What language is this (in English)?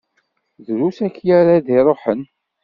Kabyle